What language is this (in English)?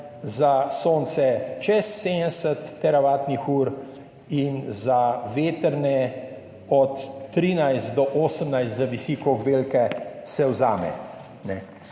Slovenian